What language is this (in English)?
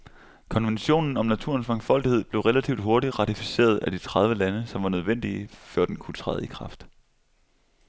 Danish